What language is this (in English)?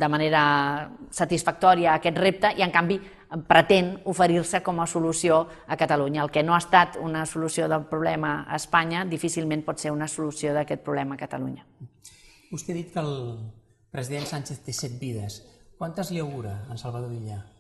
Spanish